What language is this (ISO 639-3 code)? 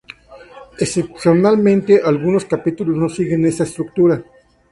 spa